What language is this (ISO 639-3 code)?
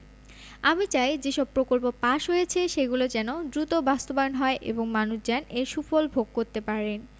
ben